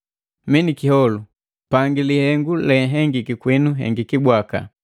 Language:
Matengo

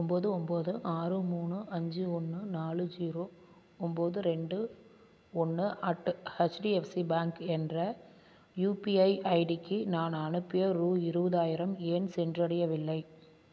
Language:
Tamil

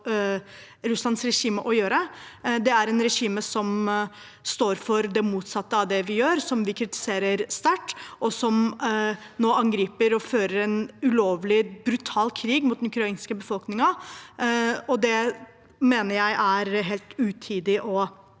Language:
Norwegian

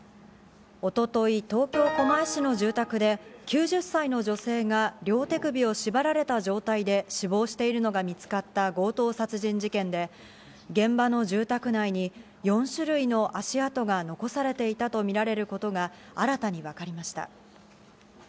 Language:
Japanese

